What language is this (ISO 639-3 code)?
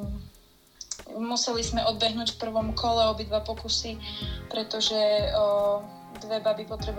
slk